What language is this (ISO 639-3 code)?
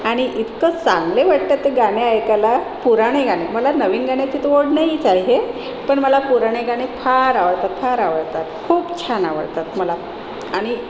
mar